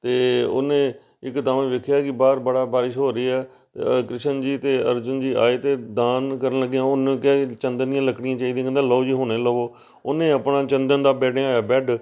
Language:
Punjabi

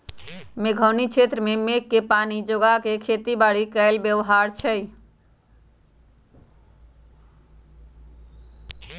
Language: Magahi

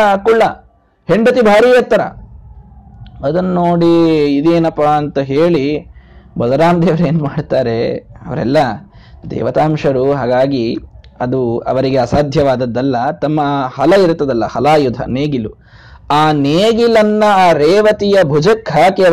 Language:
Kannada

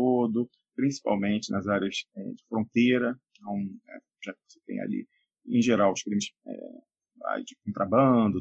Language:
Portuguese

